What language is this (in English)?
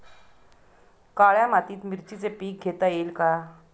Marathi